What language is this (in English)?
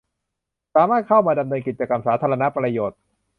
Thai